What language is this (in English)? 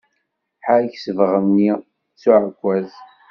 Kabyle